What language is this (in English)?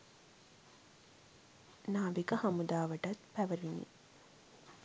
Sinhala